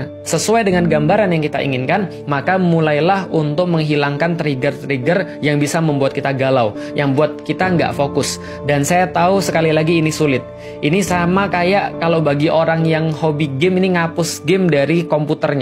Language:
Indonesian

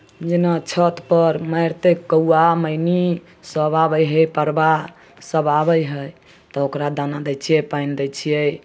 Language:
Maithili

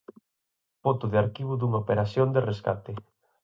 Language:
Galician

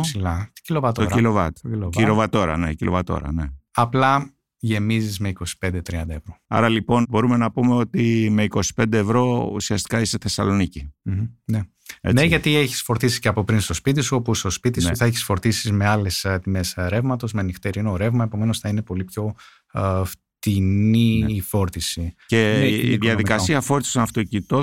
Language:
Greek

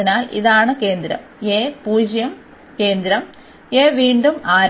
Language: Malayalam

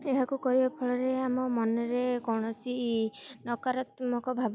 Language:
Odia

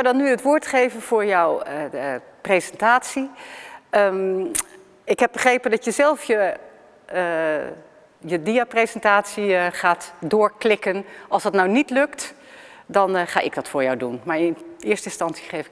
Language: Dutch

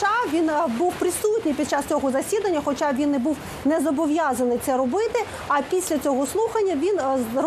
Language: Ukrainian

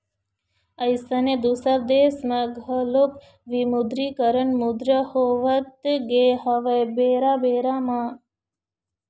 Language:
Chhattisgarhi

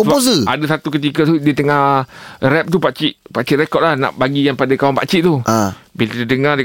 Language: Malay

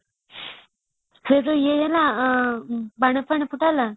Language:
Odia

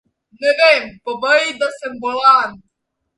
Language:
Slovenian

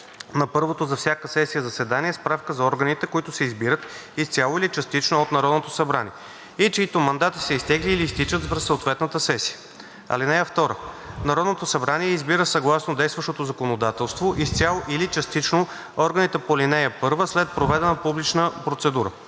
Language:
Bulgarian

